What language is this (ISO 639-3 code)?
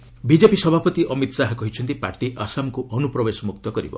ori